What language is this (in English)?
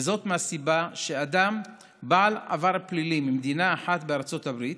Hebrew